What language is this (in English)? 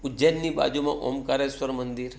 Gujarati